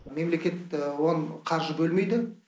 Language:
Kazakh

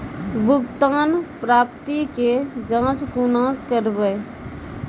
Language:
Maithili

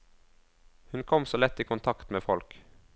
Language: Norwegian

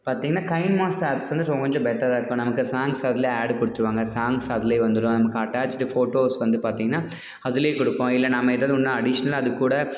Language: Tamil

